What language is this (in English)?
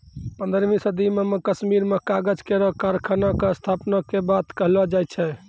Maithili